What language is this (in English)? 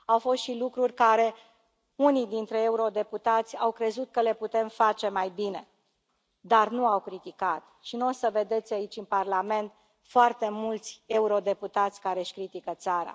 Romanian